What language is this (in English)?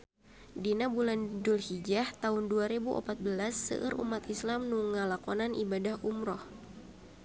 Sundanese